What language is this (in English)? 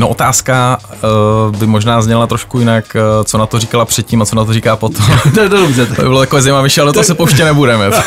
Czech